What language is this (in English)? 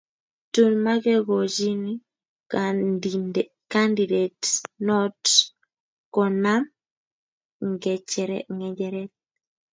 Kalenjin